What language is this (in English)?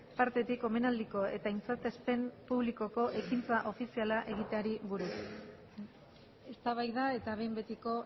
Basque